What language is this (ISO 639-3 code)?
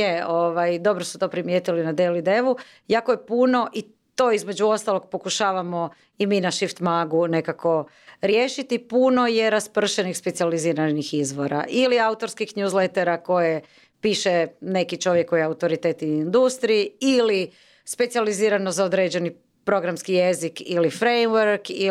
hrv